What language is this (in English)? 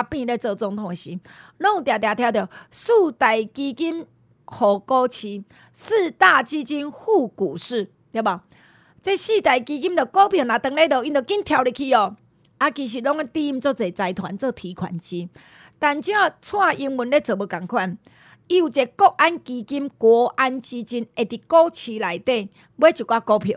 Chinese